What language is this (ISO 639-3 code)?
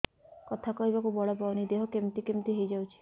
ori